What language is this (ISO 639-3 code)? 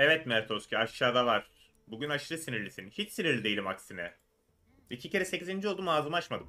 tur